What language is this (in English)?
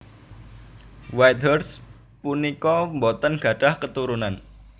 Javanese